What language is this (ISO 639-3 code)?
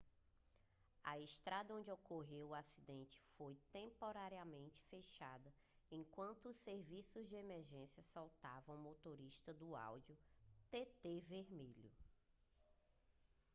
por